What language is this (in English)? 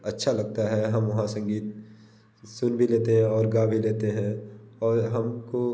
Hindi